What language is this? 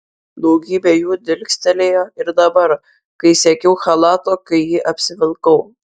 Lithuanian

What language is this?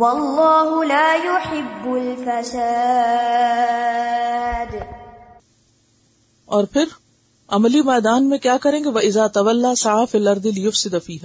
Urdu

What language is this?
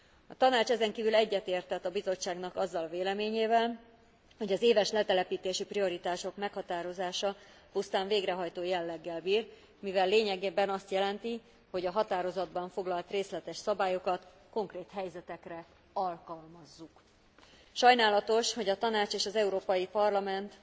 Hungarian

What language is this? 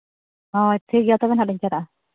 Santali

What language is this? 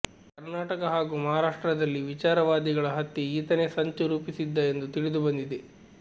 Kannada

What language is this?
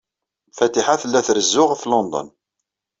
Kabyle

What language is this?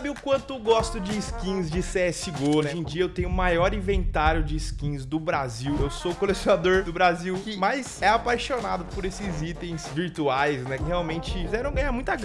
Portuguese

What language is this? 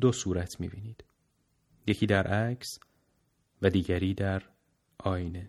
Persian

